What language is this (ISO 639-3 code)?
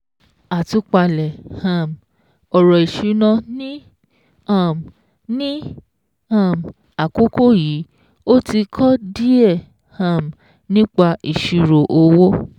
yor